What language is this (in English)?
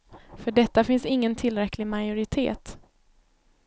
Swedish